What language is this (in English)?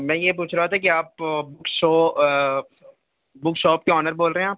Urdu